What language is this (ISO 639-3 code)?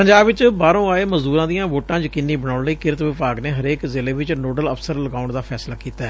pan